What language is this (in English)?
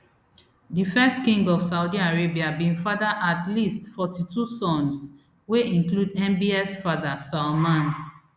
Nigerian Pidgin